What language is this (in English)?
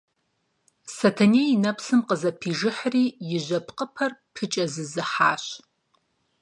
Kabardian